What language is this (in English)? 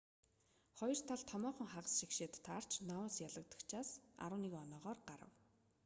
Mongolian